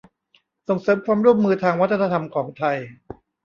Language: Thai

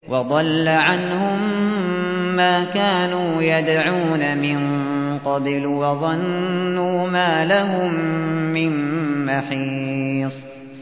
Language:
Arabic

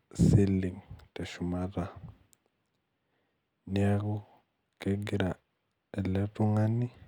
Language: Masai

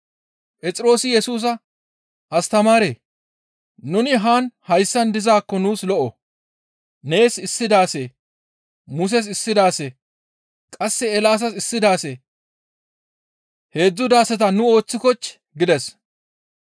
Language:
Gamo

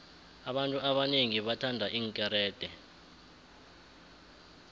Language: South Ndebele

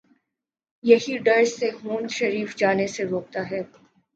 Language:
Urdu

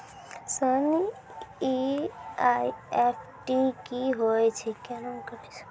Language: Maithili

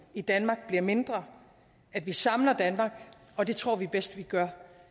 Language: Danish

